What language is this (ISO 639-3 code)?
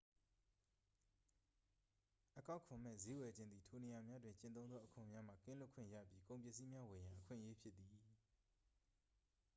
mya